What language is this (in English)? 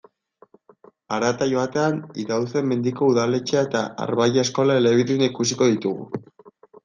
Basque